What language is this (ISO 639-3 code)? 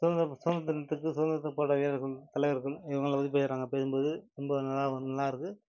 tam